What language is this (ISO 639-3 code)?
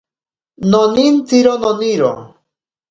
prq